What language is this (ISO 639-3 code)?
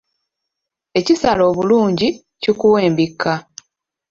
lug